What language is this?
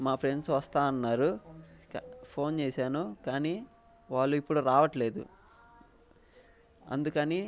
Telugu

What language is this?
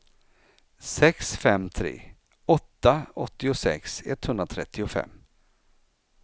Swedish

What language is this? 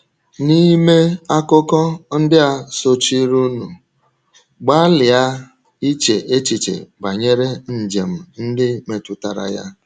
Igbo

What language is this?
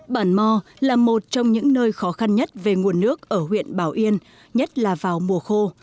Vietnamese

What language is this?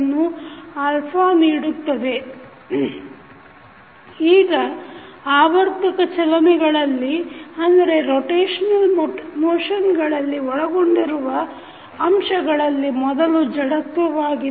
Kannada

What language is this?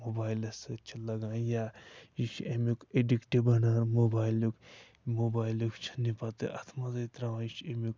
Kashmiri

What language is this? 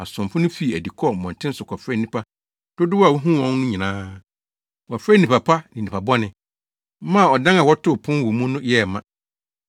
Akan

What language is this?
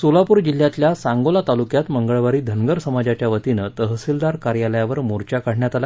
Marathi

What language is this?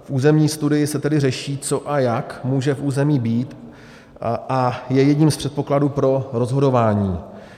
Czech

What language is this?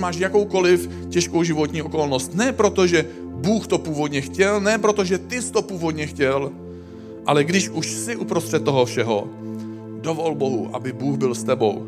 Czech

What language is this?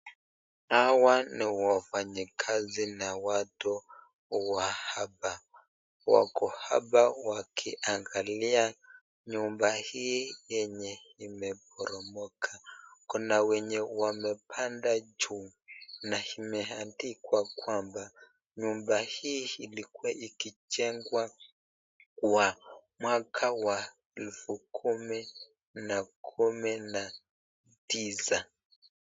Swahili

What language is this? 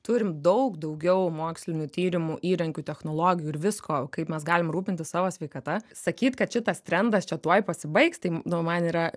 Lithuanian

